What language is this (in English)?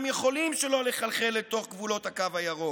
Hebrew